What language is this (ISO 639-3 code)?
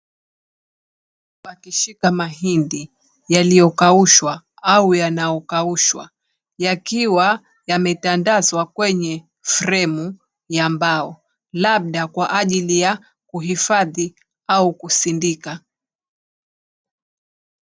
swa